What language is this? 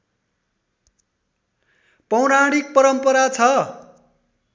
Nepali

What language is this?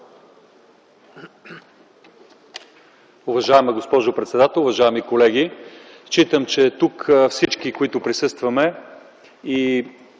Bulgarian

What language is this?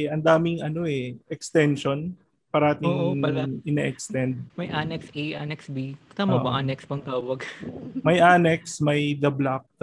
Filipino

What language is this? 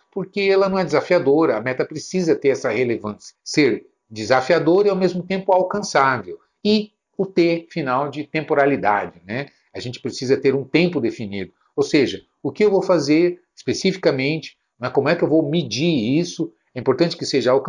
Portuguese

